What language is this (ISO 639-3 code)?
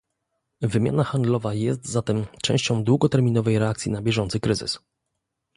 pol